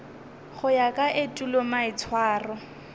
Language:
Northern Sotho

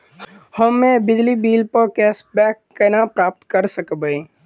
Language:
Maithili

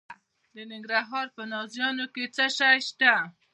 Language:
Pashto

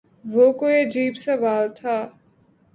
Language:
Urdu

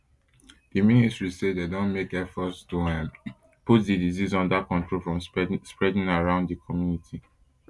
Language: Nigerian Pidgin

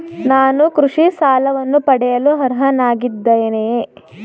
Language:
Kannada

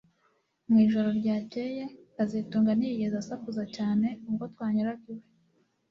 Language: Kinyarwanda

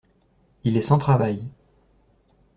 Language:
French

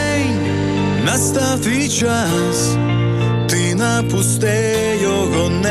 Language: Ukrainian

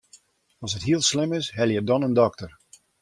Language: Western Frisian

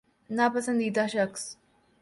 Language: Urdu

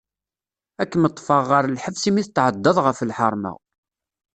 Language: Kabyle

